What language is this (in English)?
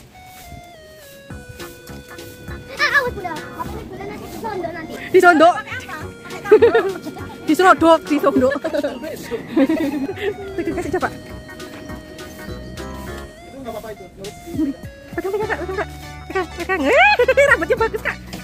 Indonesian